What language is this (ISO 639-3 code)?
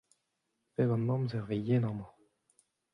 bre